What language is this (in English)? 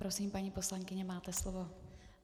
Czech